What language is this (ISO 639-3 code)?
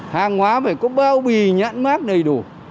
vie